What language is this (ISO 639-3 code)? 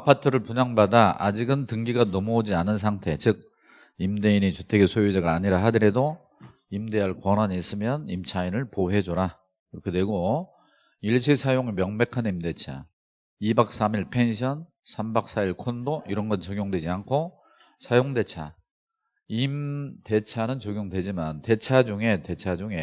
kor